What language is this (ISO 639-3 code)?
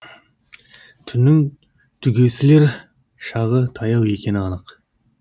kaz